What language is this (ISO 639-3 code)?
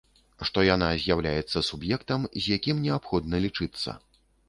bel